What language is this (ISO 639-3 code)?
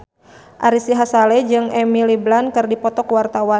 sun